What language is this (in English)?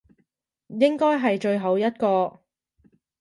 Cantonese